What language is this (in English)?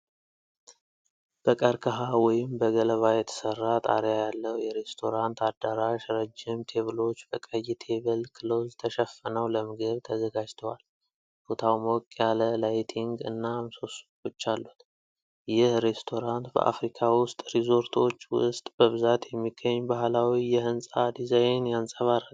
Amharic